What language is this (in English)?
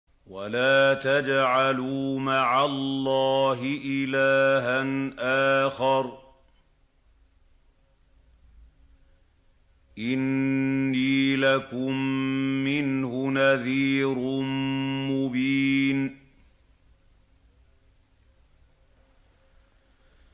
Arabic